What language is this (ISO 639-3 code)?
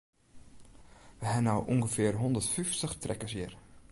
fry